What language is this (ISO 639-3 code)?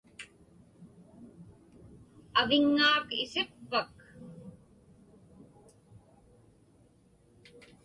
ipk